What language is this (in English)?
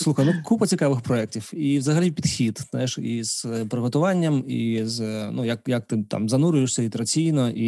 Ukrainian